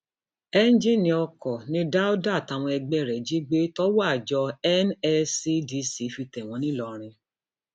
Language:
Yoruba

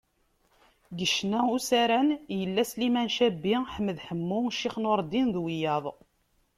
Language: Kabyle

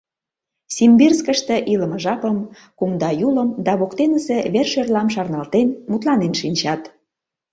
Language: Mari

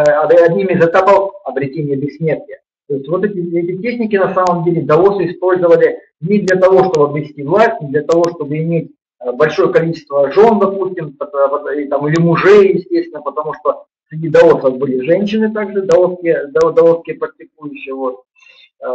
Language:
Russian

